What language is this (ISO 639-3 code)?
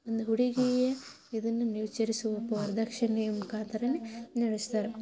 kan